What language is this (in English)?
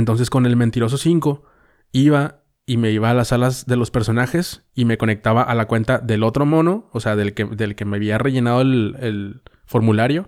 Spanish